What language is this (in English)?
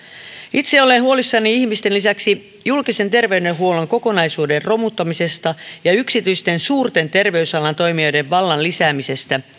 Finnish